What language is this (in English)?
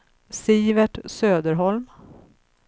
Swedish